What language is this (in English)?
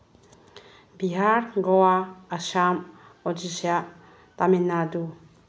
Manipuri